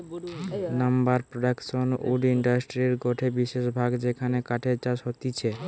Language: Bangla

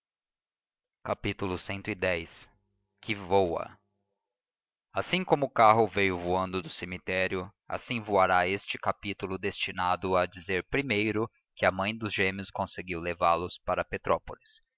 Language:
Portuguese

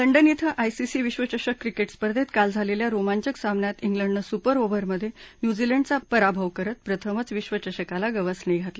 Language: Marathi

